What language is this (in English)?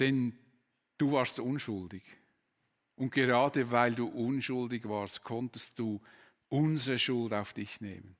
German